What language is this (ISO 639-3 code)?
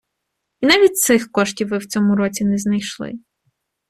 ukr